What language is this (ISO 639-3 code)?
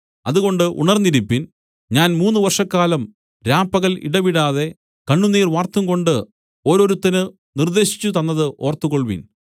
mal